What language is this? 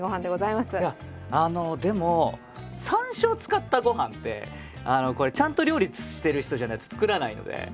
Japanese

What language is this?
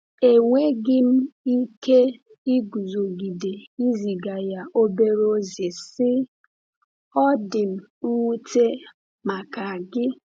Igbo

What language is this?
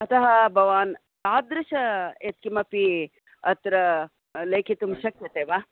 Sanskrit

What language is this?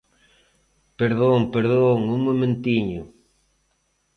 Galician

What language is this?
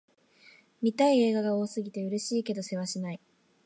Japanese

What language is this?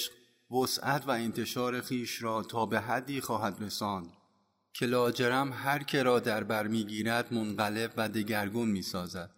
Persian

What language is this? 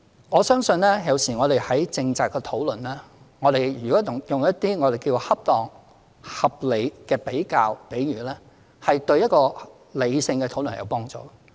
Cantonese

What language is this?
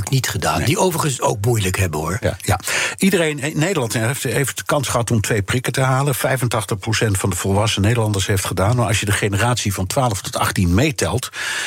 Dutch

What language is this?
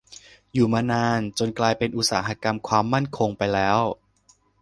Thai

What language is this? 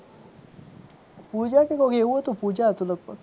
Gujarati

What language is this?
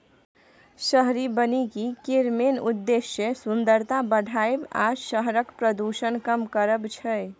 Maithili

